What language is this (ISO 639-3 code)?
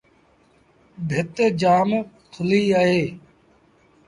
sbn